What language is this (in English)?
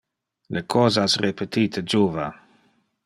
Interlingua